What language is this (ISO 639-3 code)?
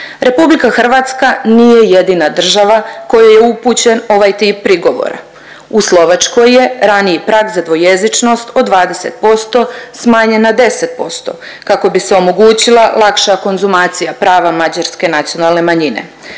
hrv